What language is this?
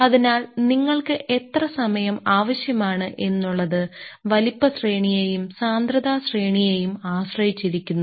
Malayalam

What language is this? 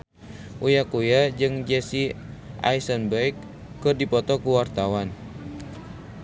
Sundanese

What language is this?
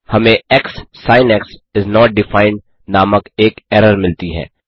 Hindi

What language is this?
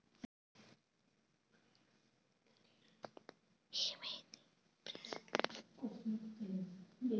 Telugu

